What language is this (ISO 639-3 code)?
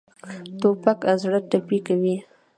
pus